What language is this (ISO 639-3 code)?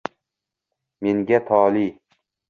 uzb